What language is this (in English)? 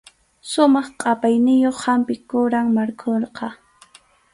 Arequipa-La Unión Quechua